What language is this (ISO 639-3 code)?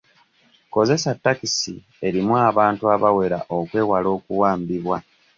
lug